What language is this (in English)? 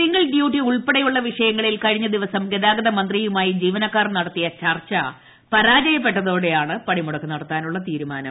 Malayalam